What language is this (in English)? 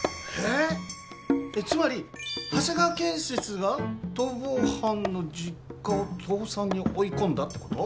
Japanese